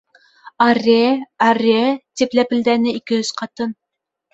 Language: Bashkir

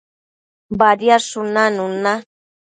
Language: Matsés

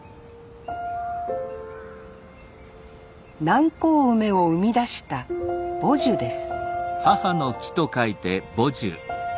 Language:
Japanese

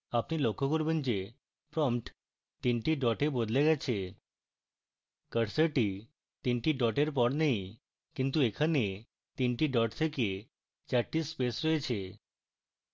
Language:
Bangla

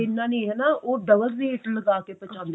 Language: Punjabi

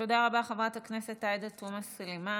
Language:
Hebrew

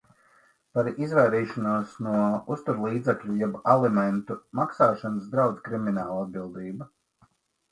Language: Latvian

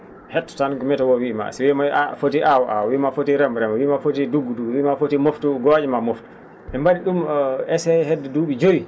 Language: Fula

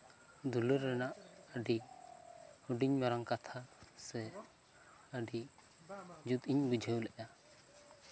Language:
Santali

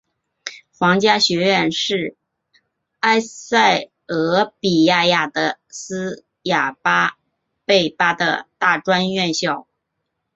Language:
Chinese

